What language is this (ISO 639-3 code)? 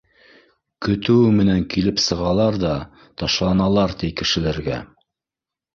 bak